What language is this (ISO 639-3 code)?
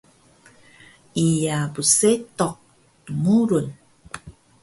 trv